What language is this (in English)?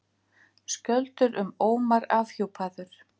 Icelandic